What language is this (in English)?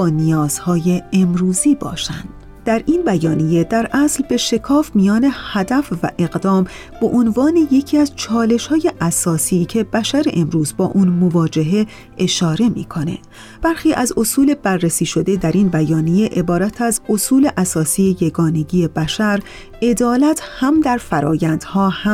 Persian